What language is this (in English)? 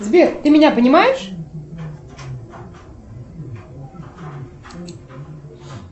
Russian